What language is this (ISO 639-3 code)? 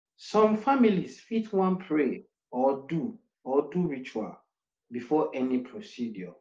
pcm